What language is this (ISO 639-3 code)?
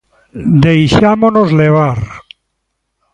glg